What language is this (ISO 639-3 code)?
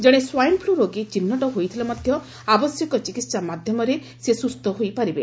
ori